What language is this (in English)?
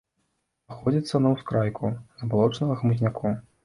Belarusian